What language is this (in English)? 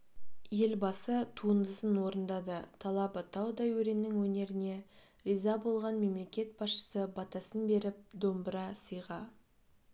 Kazakh